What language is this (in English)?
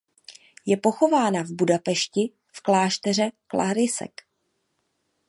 Czech